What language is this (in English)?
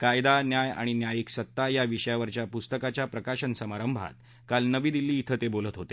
Marathi